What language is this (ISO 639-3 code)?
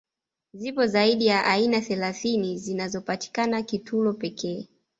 swa